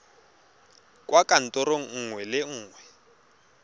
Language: Tswana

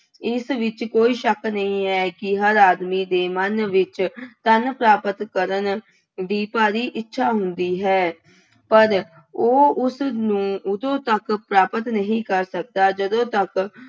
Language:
Punjabi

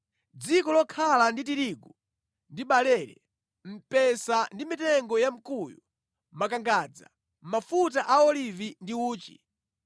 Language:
Nyanja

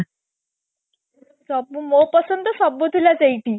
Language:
Odia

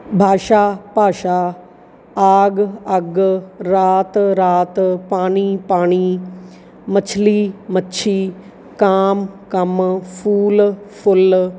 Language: Punjabi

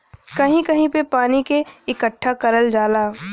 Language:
Bhojpuri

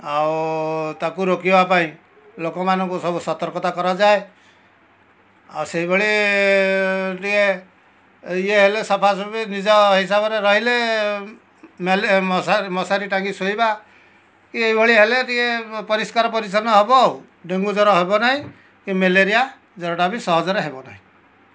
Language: Odia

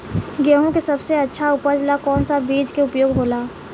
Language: Bhojpuri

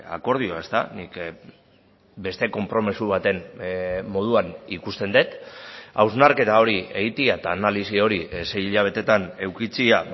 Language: Basque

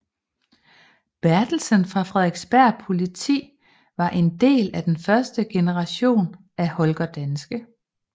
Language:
Danish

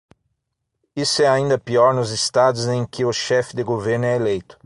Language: Portuguese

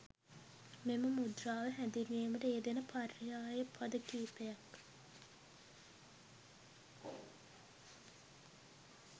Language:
Sinhala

